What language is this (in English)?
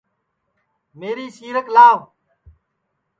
Sansi